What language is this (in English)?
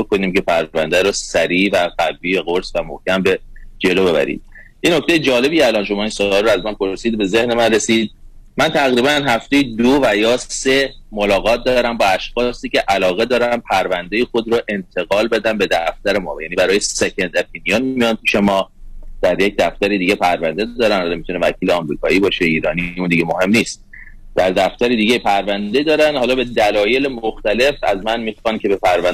Persian